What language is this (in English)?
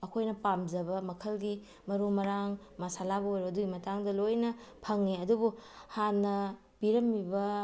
Manipuri